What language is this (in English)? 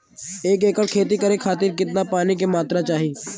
Bhojpuri